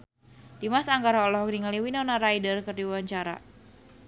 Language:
Sundanese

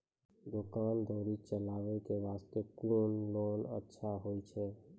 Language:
Maithili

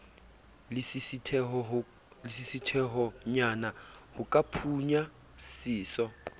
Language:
Southern Sotho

